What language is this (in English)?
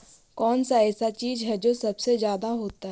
Magahi